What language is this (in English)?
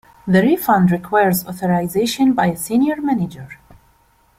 English